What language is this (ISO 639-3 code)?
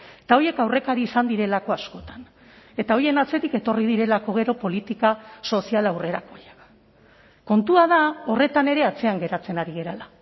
eus